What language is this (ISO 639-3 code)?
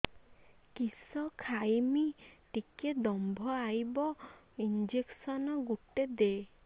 ori